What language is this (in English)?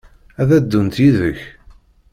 Kabyle